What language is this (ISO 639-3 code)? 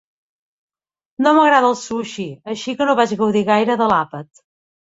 cat